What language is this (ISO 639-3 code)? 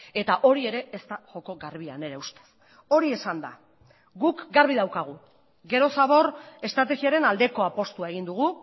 eus